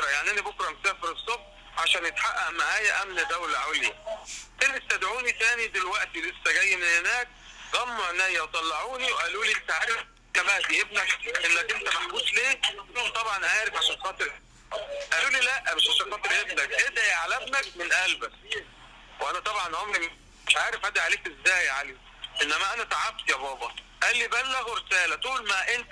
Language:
Arabic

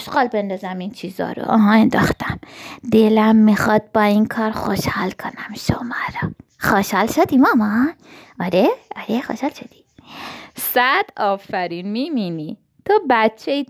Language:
Persian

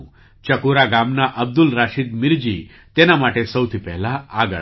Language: Gujarati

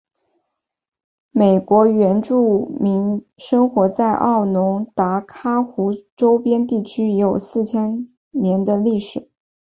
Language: Chinese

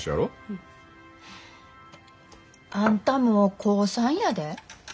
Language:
Japanese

